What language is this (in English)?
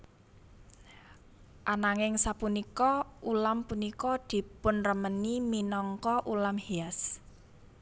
Javanese